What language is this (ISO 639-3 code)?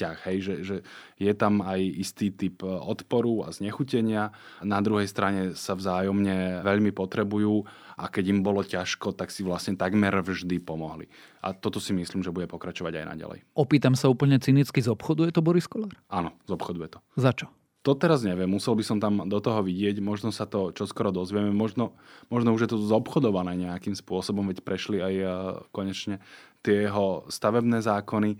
slk